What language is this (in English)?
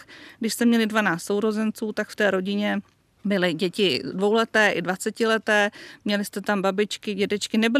Czech